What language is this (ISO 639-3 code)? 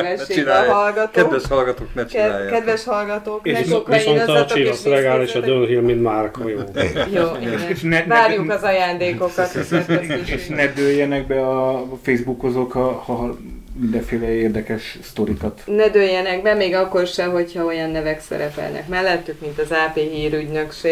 hun